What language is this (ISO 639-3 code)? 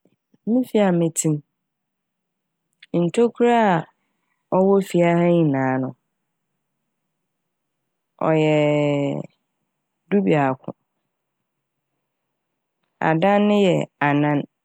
aka